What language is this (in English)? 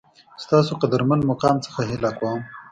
Pashto